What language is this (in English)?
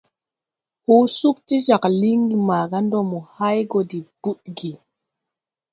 Tupuri